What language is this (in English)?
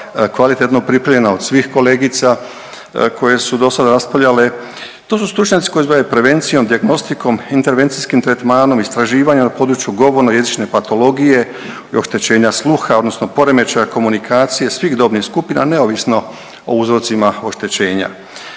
Croatian